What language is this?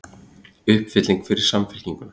Icelandic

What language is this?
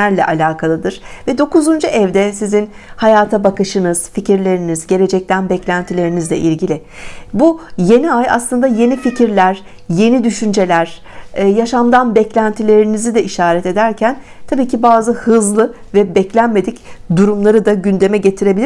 Turkish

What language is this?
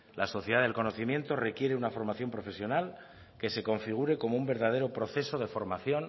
Spanish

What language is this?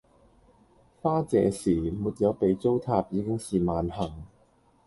Cantonese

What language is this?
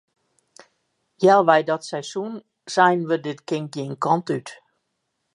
Western Frisian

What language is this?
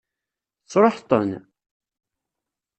Kabyle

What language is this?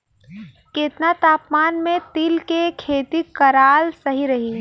Bhojpuri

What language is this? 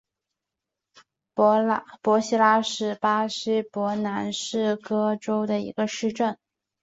Chinese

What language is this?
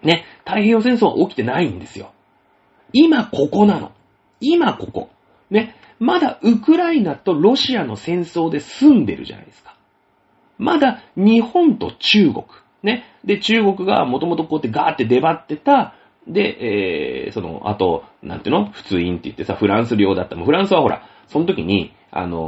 Japanese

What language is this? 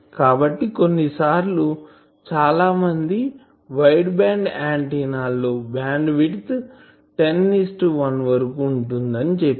Telugu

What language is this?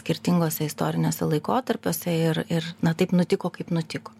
Lithuanian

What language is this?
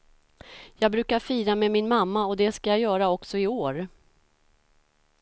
Swedish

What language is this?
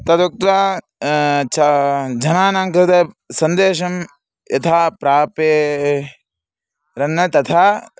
Sanskrit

